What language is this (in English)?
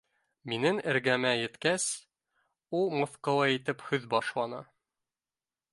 Bashkir